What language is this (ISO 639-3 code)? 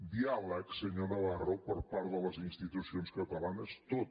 cat